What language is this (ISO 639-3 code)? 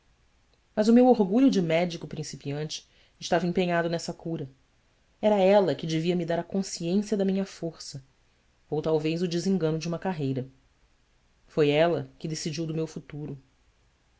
por